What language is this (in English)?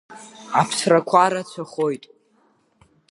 Abkhazian